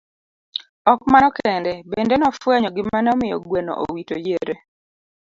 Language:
Luo (Kenya and Tanzania)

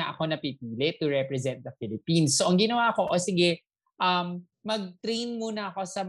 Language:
Filipino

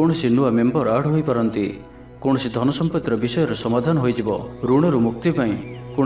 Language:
Bangla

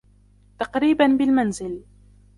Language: Arabic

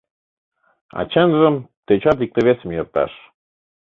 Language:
Mari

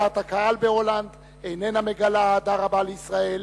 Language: Hebrew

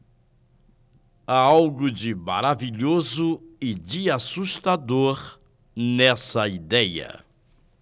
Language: Portuguese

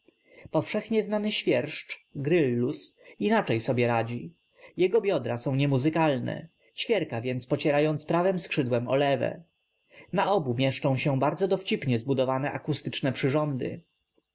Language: Polish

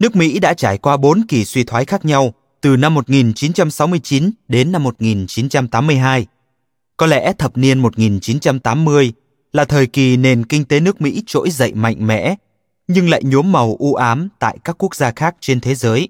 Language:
Vietnamese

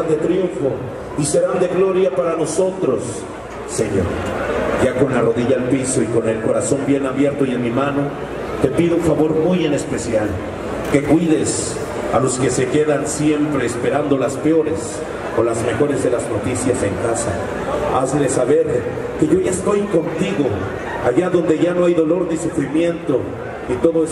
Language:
Spanish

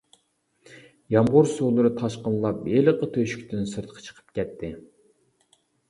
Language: Uyghur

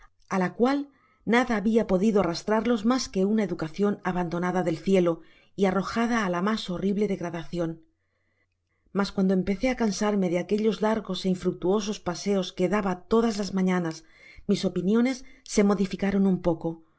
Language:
Spanish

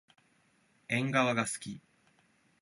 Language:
Japanese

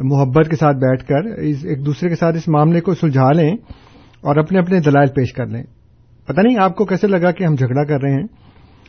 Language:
Urdu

